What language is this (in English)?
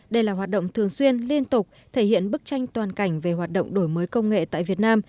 Vietnamese